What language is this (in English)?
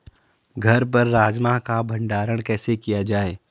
Hindi